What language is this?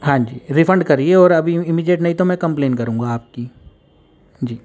Urdu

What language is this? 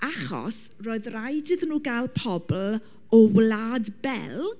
Welsh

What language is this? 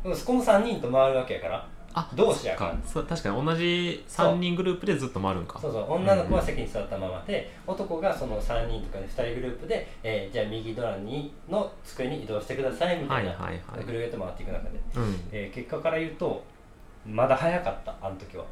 Japanese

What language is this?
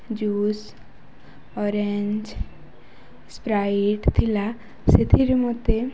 Odia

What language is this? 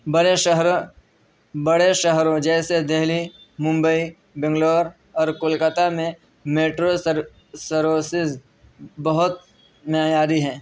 Urdu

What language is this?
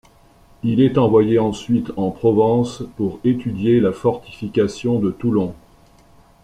French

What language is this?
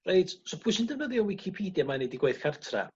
Welsh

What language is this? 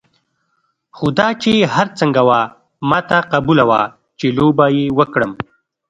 Pashto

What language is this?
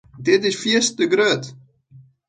Western Frisian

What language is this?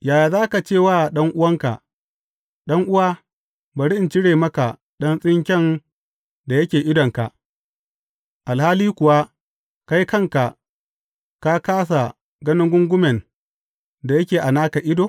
Hausa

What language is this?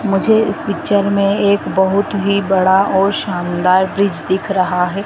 Hindi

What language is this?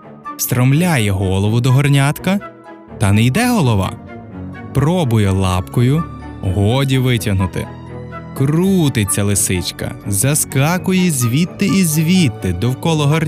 Ukrainian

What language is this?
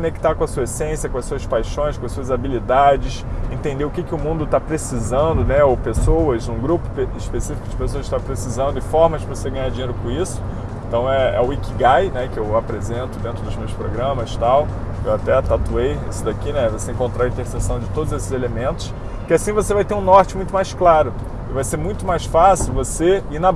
Portuguese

